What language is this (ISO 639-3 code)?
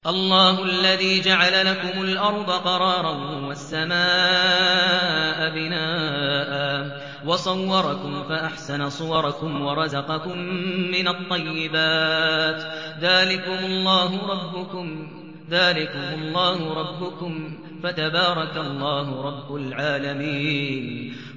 ara